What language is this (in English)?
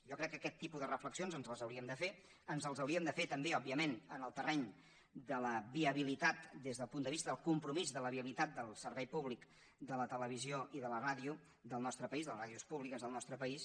Catalan